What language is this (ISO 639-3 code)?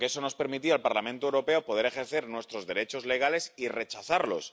spa